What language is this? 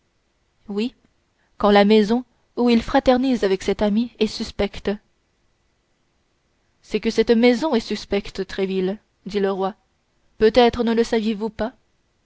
French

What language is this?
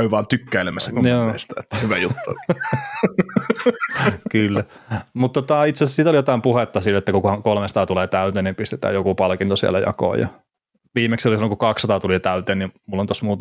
Finnish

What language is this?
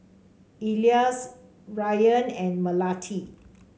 English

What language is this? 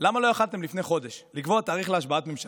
Hebrew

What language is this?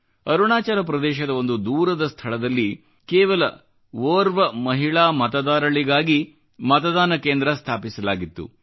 Kannada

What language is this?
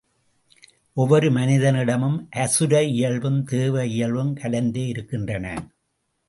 Tamil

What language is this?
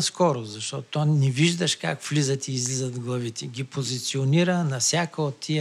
Bulgarian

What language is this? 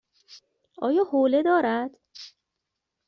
Persian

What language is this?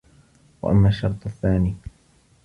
Arabic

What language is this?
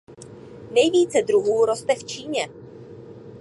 Czech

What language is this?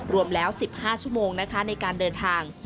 Thai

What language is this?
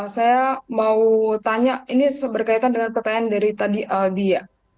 Indonesian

